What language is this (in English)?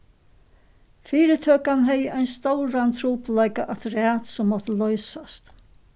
Faroese